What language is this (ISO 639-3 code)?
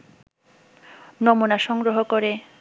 ben